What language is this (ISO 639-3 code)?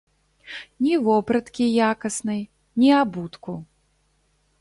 bel